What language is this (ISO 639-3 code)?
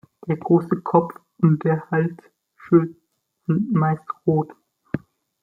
deu